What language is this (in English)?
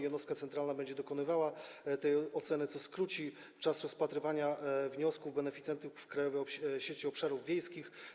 Polish